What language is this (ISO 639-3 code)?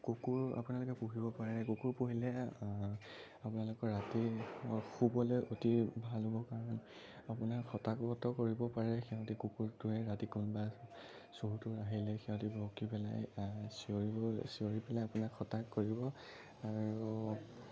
asm